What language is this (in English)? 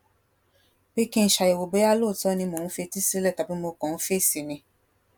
Yoruba